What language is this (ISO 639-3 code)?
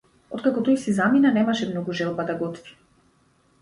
mkd